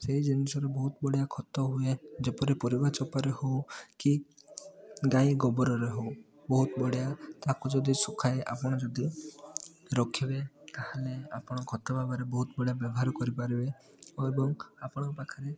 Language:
Odia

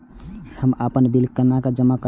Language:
Maithili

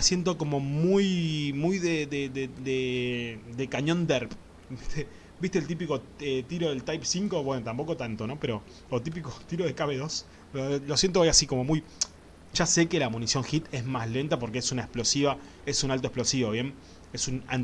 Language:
Spanish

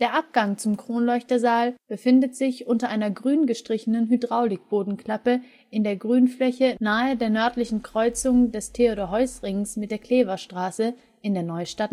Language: German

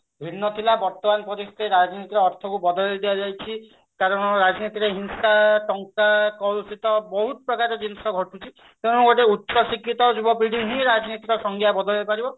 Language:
Odia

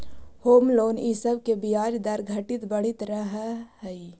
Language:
Magahi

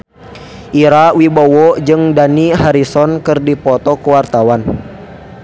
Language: Sundanese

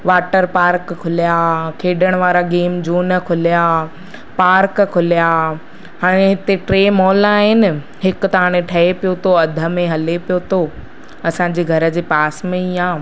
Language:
Sindhi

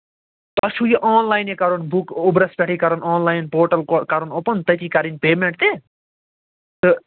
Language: Kashmiri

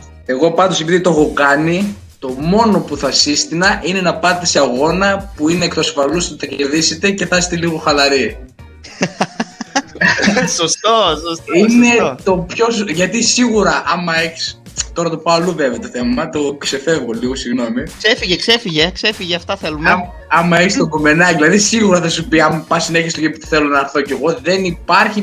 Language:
Greek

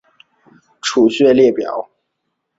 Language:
Chinese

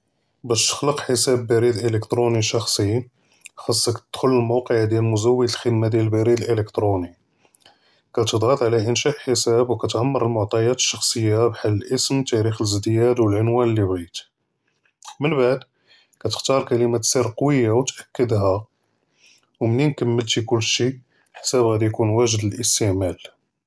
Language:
Judeo-Arabic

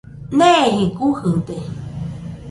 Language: Nüpode Huitoto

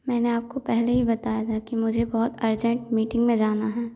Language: Hindi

